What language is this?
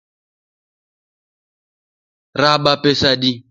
Luo (Kenya and Tanzania)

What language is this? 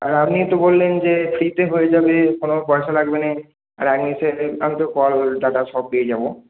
Bangla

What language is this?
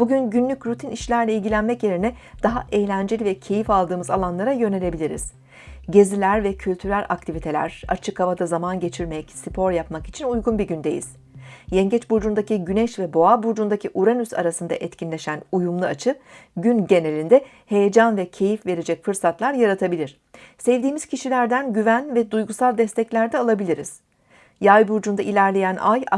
Turkish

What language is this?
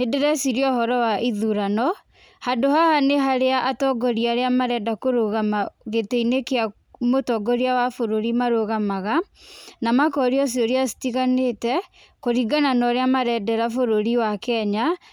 Kikuyu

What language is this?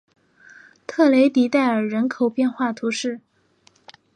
Chinese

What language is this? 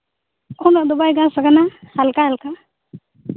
Santali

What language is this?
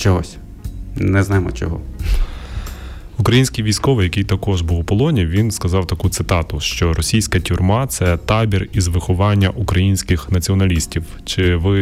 Ukrainian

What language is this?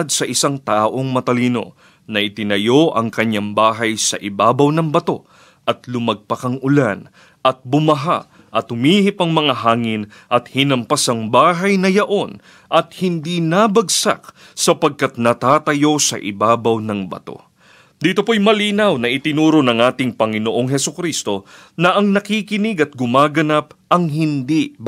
Filipino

